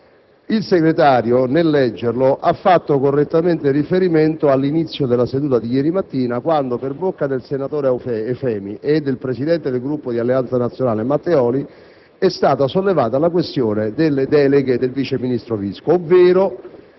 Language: Italian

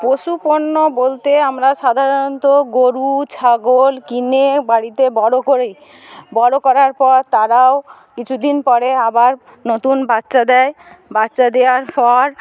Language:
Bangla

